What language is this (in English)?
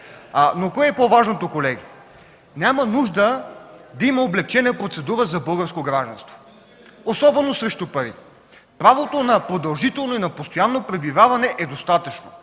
Bulgarian